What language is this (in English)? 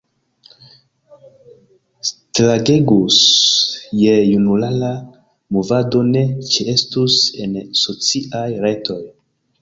Esperanto